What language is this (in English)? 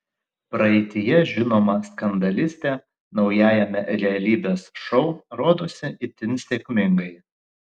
Lithuanian